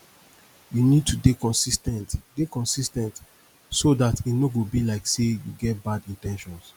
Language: Nigerian Pidgin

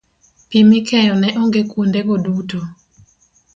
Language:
Luo (Kenya and Tanzania)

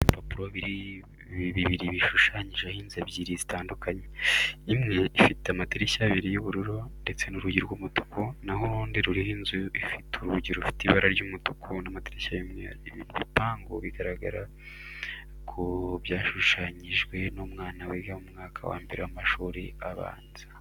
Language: Kinyarwanda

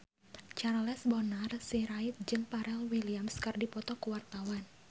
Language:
Sundanese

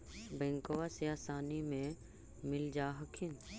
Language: Magahi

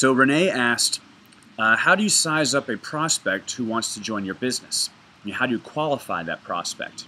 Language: English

